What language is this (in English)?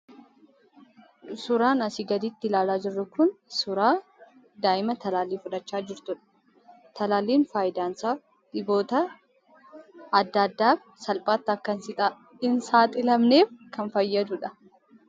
Oromo